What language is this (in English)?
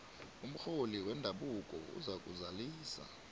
South Ndebele